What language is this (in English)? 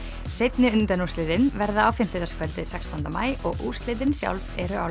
Icelandic